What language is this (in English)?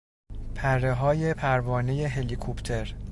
Persian